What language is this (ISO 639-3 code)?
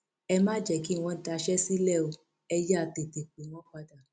yor